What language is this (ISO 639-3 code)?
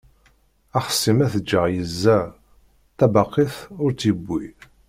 kab